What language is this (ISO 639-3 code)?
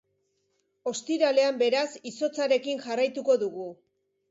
eus